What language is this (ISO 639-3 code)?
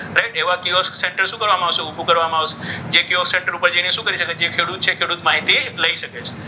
guj